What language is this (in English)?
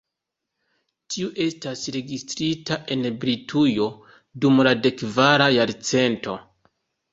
Esperanto